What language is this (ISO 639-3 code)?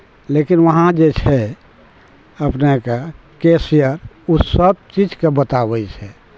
mai